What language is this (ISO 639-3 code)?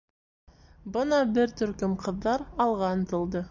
bak